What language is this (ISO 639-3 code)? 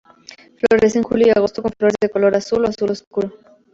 spa